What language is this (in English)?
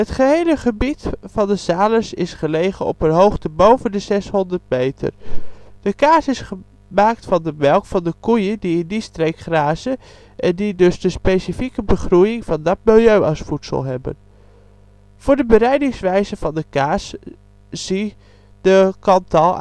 Dutch